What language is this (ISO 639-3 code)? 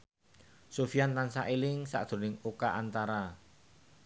jav